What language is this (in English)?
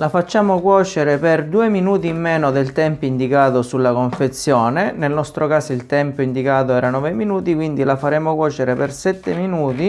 Italian